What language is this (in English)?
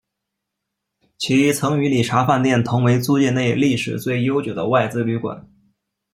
Chinese